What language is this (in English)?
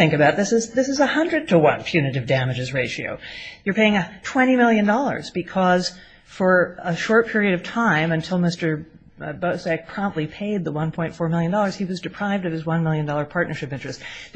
English